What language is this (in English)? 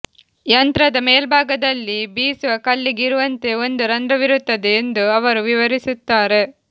Kannada